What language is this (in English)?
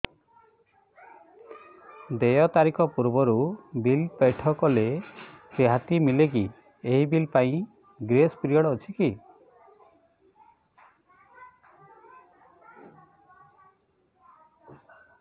Odia